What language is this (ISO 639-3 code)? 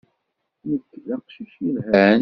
kab